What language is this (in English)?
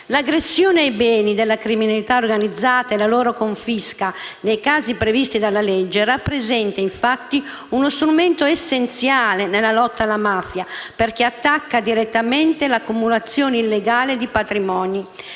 Italian